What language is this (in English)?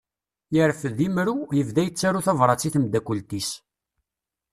Kabyle